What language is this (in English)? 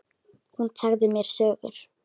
Icelandic